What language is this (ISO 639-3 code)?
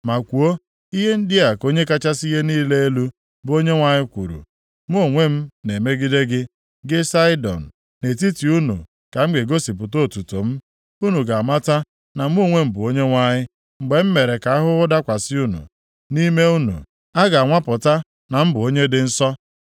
ibo